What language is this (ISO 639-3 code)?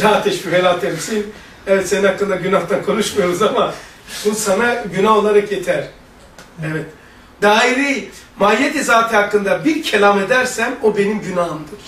tur